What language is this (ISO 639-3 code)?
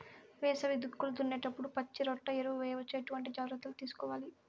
tel